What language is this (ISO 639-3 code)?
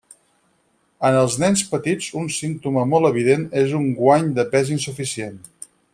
cat